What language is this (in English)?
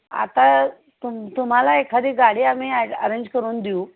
Marathi